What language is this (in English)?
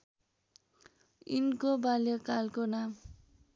Nepali